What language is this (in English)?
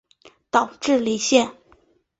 Chinese